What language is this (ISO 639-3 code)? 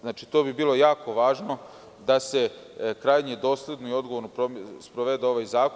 srp